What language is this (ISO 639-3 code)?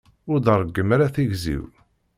kab